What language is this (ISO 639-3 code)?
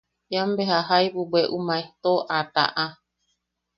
yaq